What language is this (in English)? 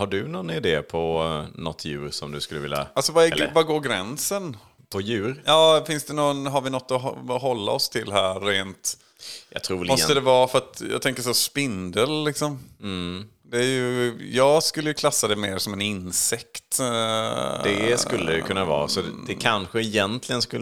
Swedish